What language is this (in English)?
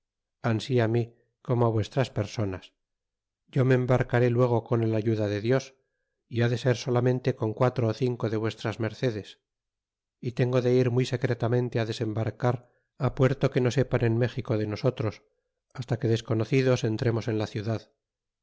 Spanish